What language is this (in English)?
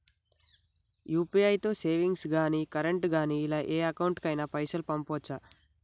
Telugu